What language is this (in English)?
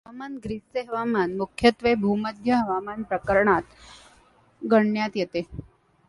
Marathi